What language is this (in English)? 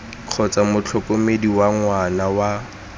Tswana